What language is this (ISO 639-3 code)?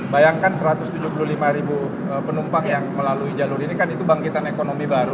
ind